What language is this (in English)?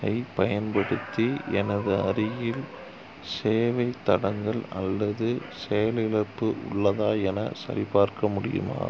Tamil